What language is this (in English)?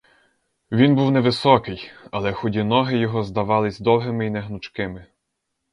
Ukrainian